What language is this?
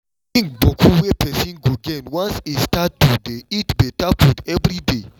Nigerian Pidgin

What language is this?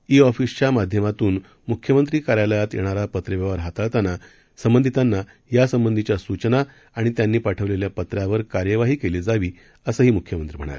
Marathi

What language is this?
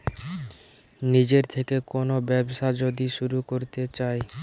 Bangla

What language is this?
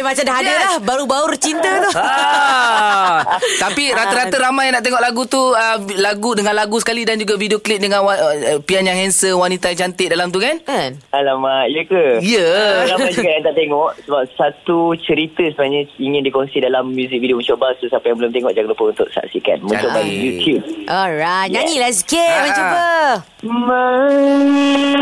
Malay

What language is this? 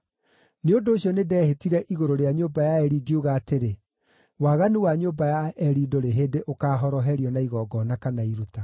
Kikuyu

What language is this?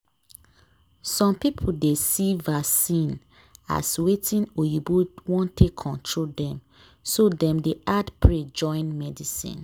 Nigerian Pidgin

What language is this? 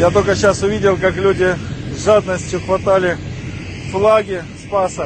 Russian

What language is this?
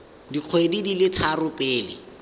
Tswana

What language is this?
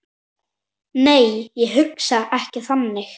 Icelandic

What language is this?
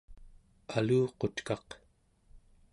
Central Yupik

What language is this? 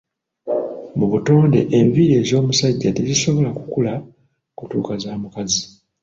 Ganda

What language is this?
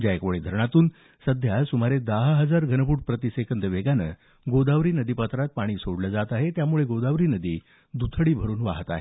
Marathi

